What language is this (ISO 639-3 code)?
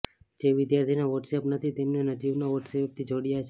guj